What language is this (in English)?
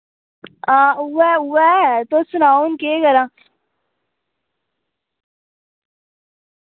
Dogri